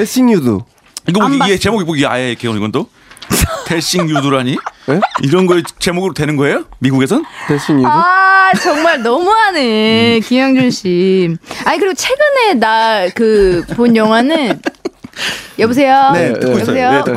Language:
Korean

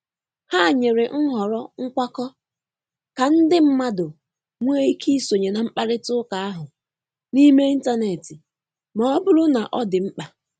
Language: Igbo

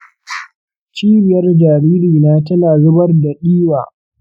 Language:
Hausa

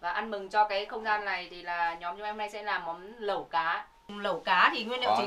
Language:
Vietnamese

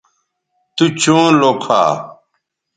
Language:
Bateri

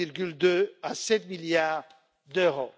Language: French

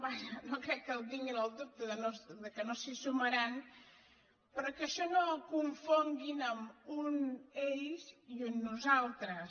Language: Catalan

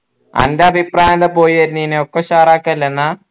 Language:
Malayalam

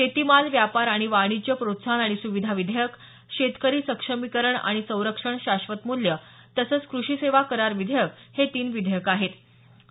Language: Marathi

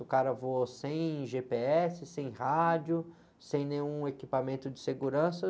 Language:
Portuguese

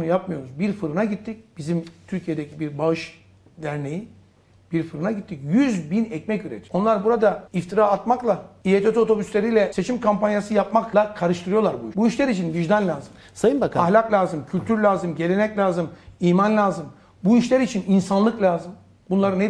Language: Turkish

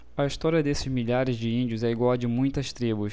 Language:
Portuguese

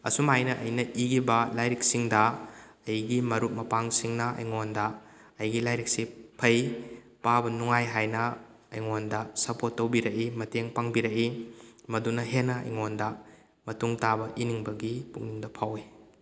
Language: Manipuri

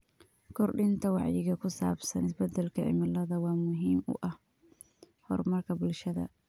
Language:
Somali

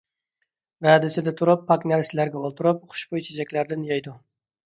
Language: Uyghur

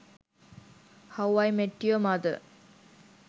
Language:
Sinhala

